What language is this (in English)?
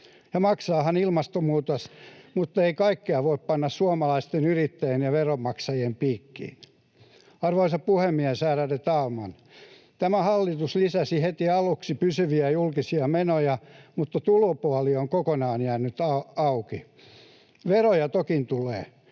Finnish